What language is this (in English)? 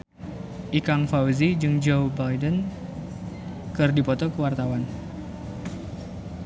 Sundanese